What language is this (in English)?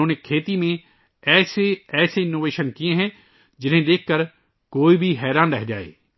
Urdu